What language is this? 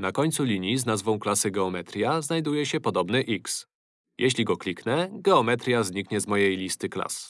Polish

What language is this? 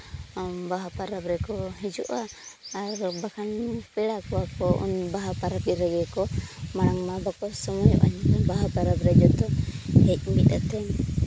Santali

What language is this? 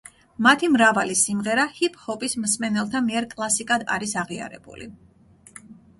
Georgian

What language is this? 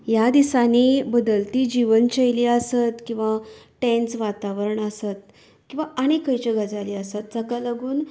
Konkani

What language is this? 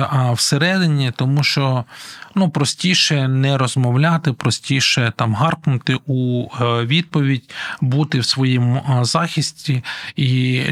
Ukrainian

